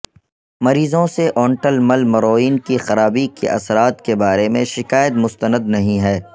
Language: Urdu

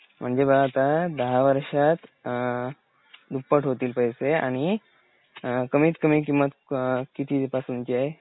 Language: Marathi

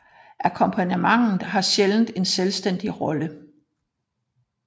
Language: Danish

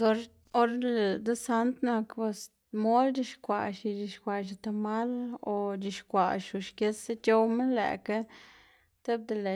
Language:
Xanaguía Zapotec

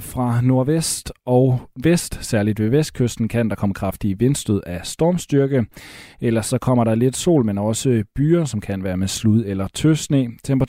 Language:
Danish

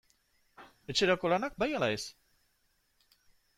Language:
Basque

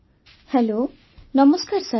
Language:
Odia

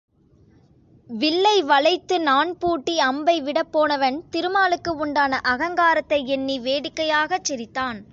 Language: Tamil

